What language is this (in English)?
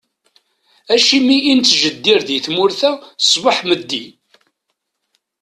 Kabyle